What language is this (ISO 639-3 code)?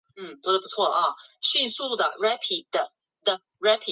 zho